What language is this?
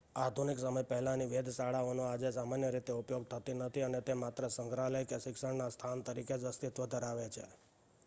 Gujarati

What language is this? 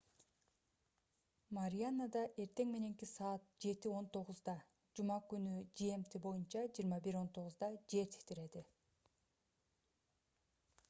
Kyrgyz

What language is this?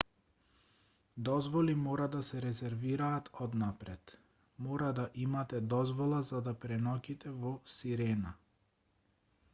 Macedonian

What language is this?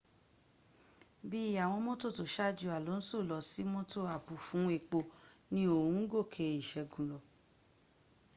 Yoruba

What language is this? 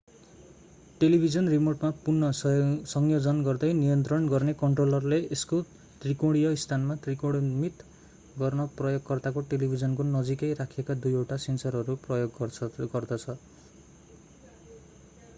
Nepali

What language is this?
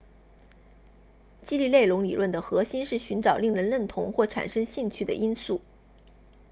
Chinese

